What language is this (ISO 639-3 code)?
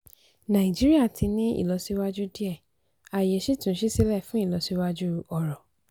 yor